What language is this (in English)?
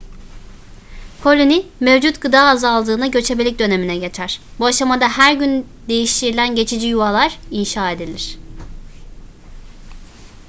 Turkish